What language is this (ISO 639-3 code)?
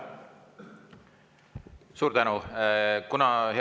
est